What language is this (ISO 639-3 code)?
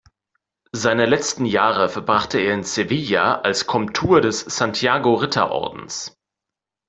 deu